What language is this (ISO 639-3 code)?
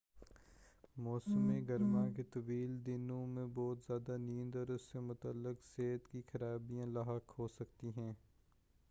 urd